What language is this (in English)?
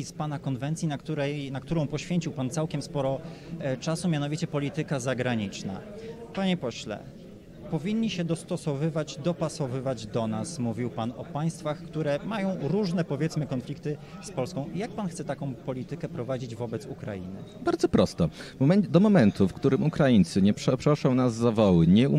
Polish